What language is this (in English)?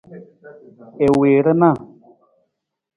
Nawdm